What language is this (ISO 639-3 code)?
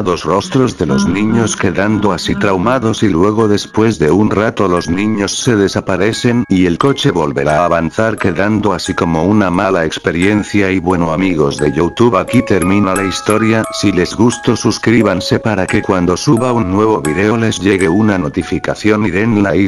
spa